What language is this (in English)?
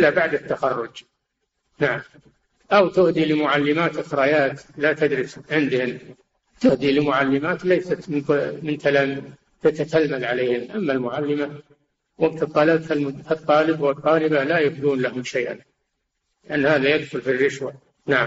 Arabic